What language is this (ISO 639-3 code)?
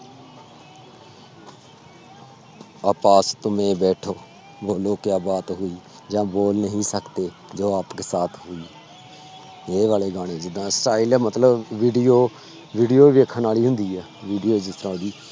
pan